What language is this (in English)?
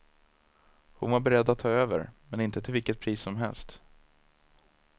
Swedish